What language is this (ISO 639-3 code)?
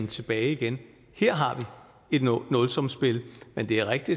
dan